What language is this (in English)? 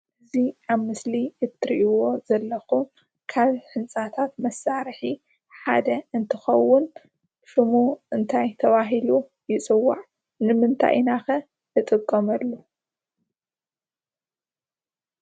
Tigrinya